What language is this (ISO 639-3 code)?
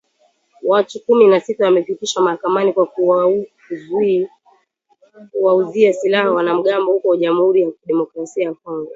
swa